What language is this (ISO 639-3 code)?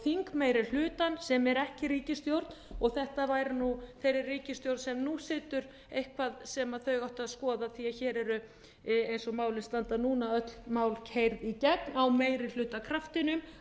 isl